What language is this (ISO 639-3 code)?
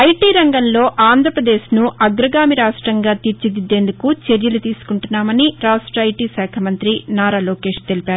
tel